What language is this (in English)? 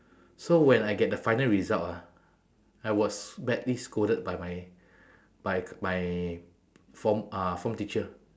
English